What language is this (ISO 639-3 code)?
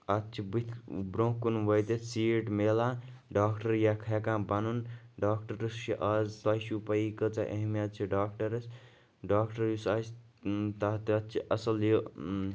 kas